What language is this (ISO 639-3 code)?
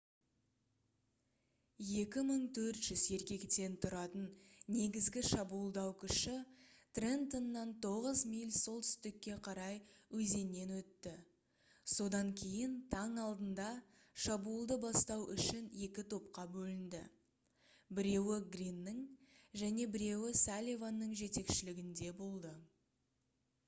kaz